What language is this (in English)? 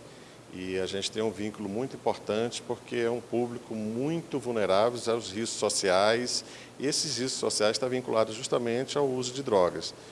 Portuguese